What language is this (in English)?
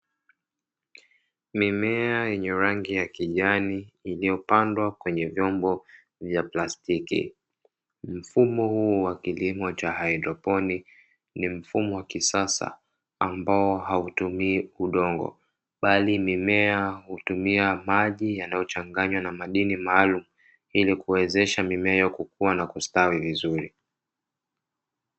Swahili